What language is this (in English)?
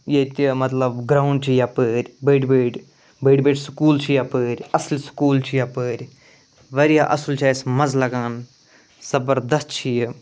Kashmiri